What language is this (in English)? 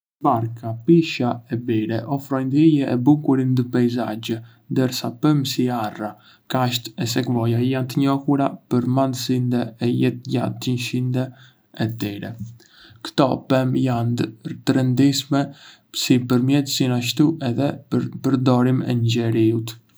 Arbëreshë Albanian